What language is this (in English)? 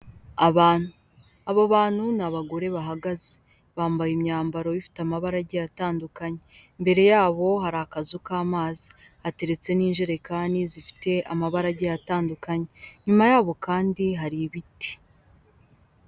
Kinyarwanda